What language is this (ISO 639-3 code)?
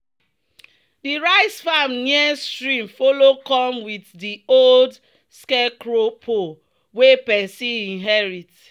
pcm